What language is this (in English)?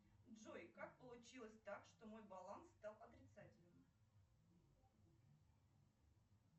Russian